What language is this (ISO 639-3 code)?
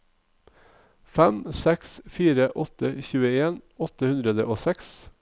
nor